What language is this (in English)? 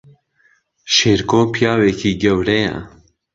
Central Kurdish